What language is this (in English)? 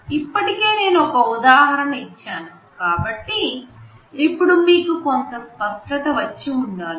Telugu